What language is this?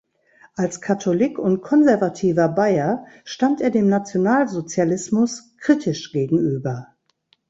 German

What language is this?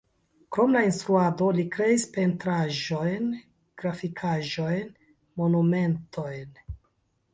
Esperanto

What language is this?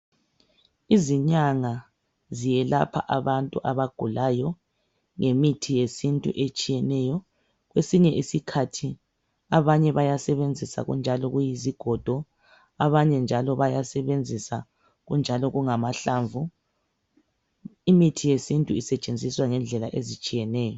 North Ndebele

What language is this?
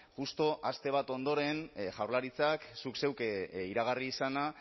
Basque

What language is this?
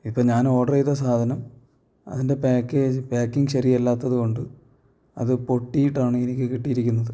Malayalam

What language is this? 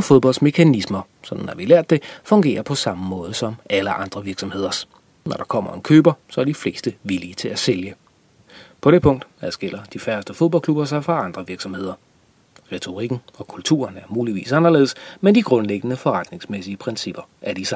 Danish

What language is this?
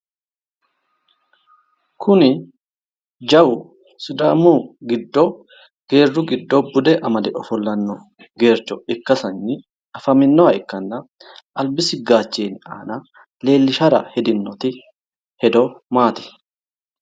Sidamo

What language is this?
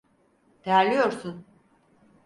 Turkish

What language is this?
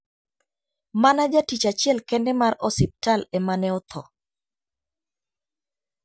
Luo (Kenya and Tanzania)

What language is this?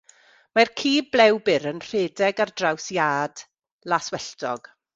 Welsh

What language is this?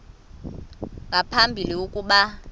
Xhosa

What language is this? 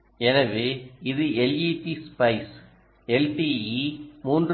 Tamil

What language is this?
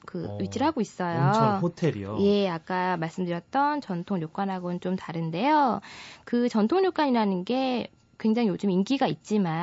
Korean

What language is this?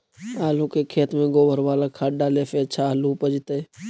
Magahi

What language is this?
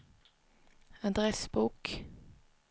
Swedish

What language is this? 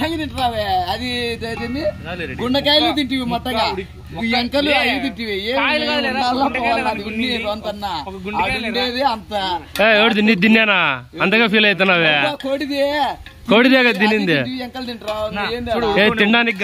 Arabic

